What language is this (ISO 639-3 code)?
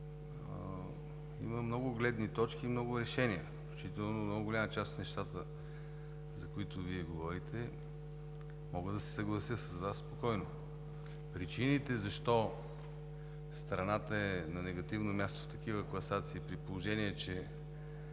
bul